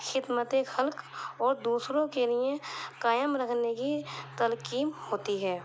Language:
Urdu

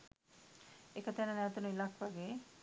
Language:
Sinhala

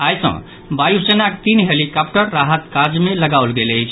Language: Maithili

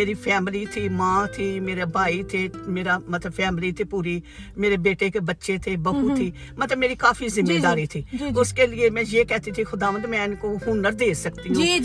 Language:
Urdu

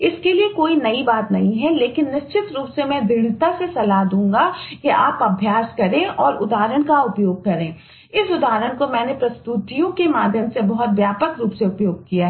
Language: Hindi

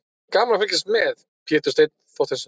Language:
Icelandic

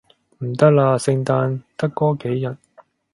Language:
Cantonese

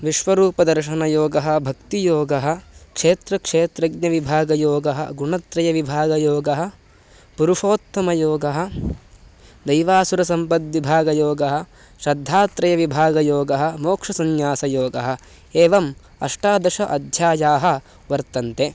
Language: Sanskrit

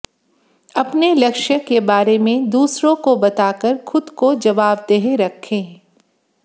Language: Hindi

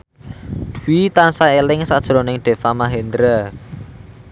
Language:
Javanese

